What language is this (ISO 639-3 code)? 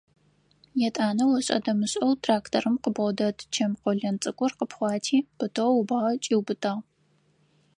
ady